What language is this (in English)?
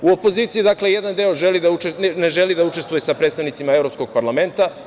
Serbian